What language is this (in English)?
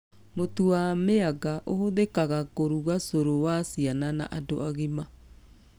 Kikuyu